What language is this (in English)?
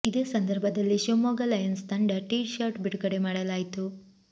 Kannada